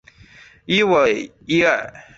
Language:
Chinese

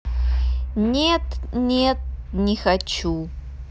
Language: Russian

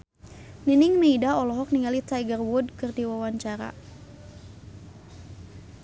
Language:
Sundanese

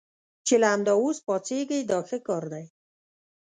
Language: Pashto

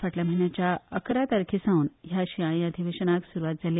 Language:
Konkani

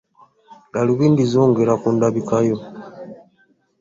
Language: Ganda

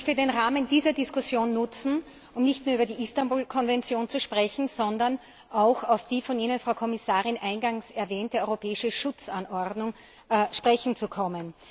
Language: German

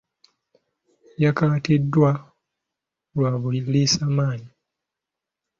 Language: Ganda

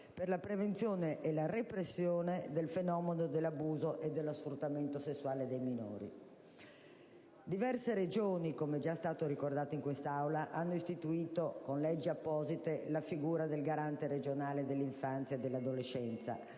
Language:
Italian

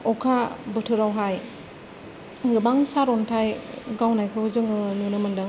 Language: Bodo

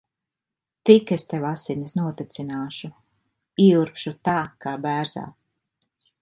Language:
Latvian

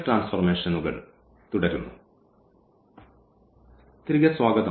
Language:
Malayalam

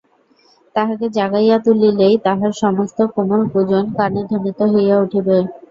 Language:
Bangla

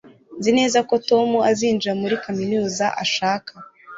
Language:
Kinyarwanda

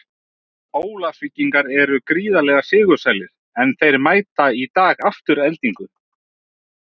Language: Icelandic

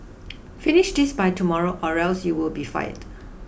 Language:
English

